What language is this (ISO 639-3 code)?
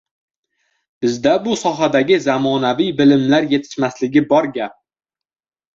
uzb